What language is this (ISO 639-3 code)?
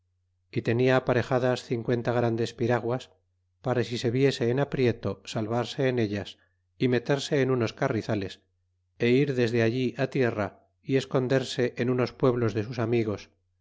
spa